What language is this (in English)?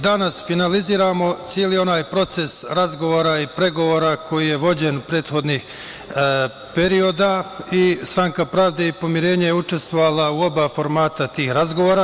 Serbian